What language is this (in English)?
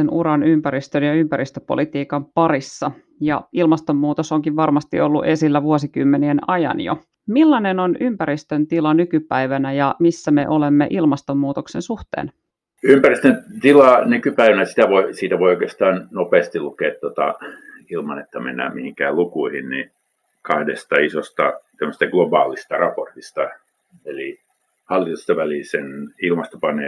Finnish